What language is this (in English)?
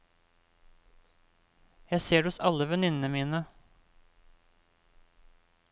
Norwegian